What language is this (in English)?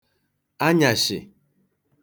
Igbo